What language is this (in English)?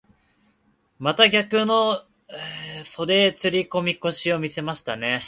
Japanese